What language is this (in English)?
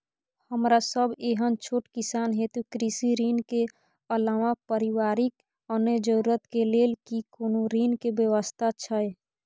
Maithili